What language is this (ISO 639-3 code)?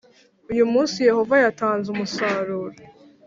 kin